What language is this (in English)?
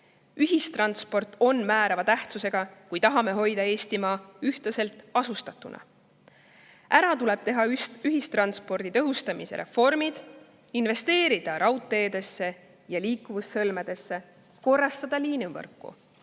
Estonian